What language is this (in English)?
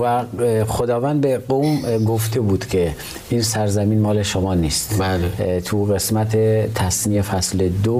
Persian